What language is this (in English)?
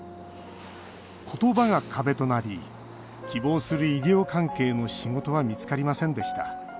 Japanese